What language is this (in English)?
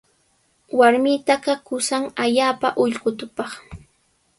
Sihuas Ancash Quechua